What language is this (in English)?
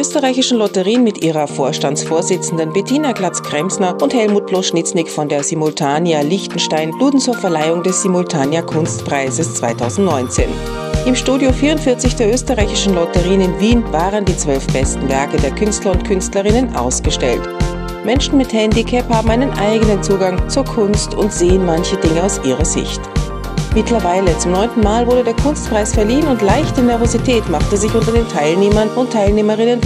German